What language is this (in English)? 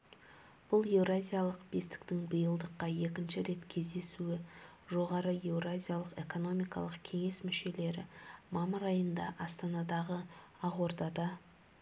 Kazakh